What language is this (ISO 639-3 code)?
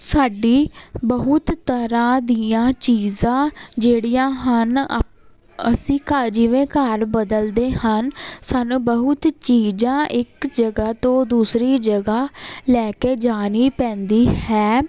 pan